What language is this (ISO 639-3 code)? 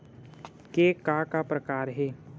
hne